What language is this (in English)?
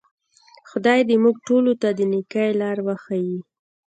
Pashto